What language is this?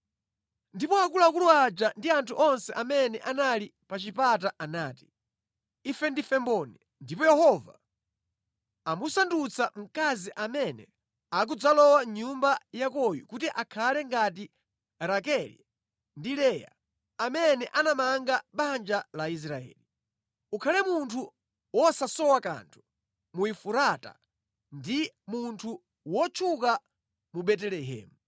Nyanja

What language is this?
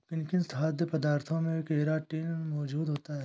Hindi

